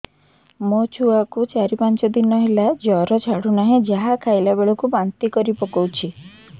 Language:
Odia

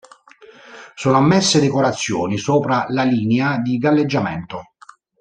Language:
Italian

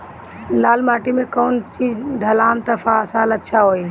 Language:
Bhojpuri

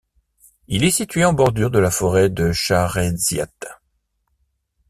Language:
French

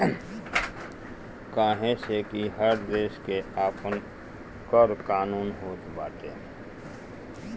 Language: Bhojpuri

